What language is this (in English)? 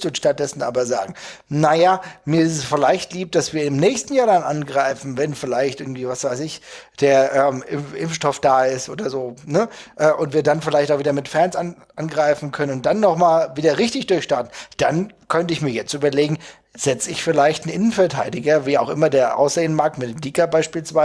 German